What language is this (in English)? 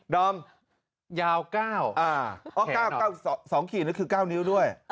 Thai